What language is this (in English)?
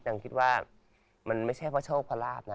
Thai